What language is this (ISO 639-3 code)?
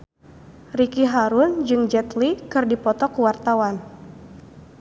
sun